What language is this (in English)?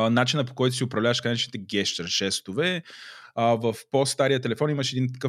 Bulgarian